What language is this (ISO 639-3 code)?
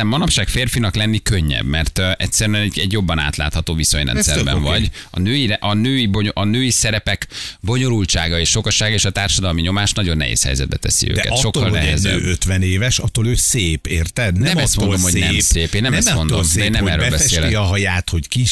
hun